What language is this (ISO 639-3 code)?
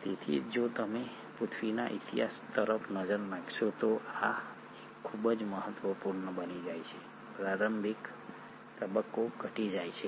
guj